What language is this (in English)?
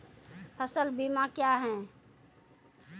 Maithili